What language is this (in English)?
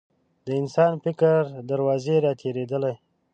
Pashto